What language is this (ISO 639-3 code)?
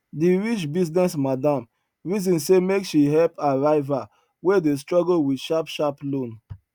pcm